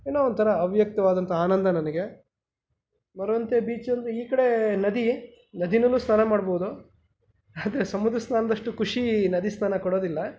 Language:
Kannada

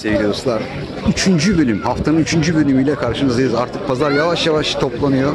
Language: Turkish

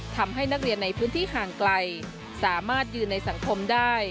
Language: Thai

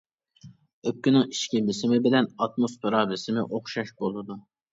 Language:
Uyghur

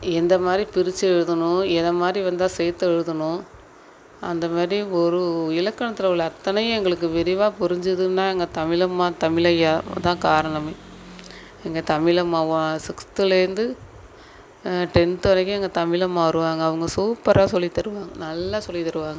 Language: Tamil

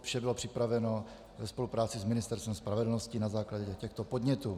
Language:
Czech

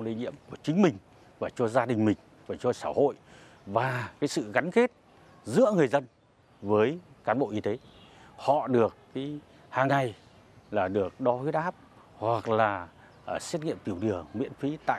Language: Vietnamese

